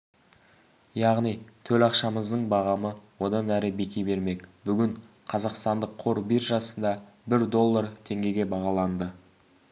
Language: Kazakh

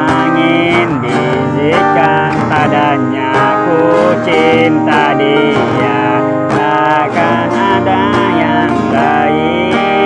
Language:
Indonesian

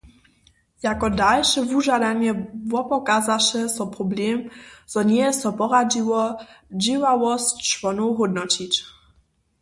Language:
Upper Sorbian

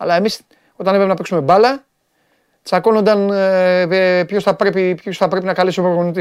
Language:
Greek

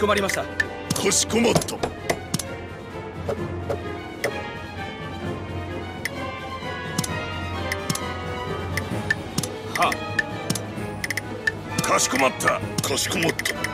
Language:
Japanese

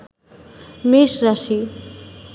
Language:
Bangla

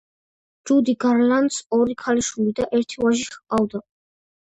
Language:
Georgian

